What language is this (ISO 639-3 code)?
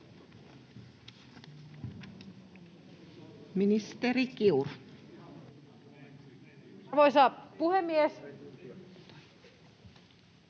fin